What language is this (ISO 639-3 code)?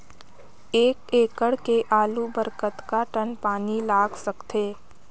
hne